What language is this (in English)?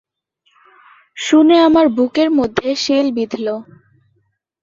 Bangla